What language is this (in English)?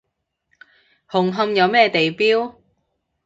Cantonese